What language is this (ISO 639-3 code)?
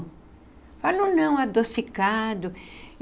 por